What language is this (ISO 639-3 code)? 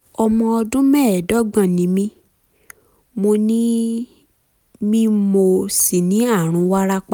yor